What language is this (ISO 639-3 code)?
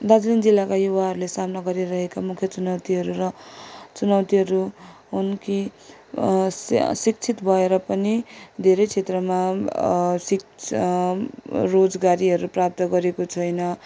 nep